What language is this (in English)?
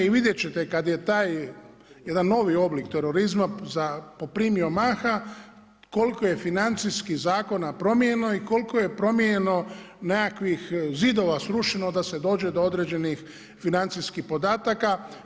Croatian